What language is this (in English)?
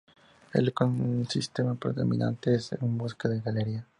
Spanish